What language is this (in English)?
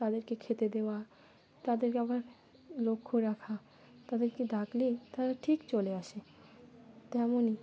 Bangla